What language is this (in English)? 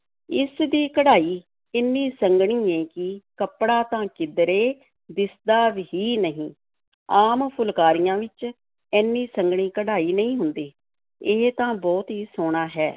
Punjabi